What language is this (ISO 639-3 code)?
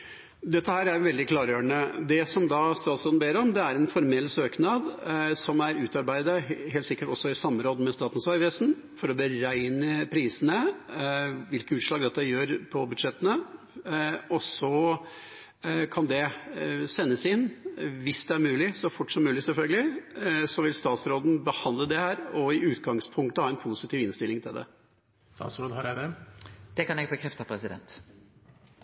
nor